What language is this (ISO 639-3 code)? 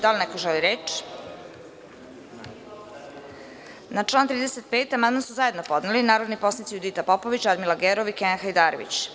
srp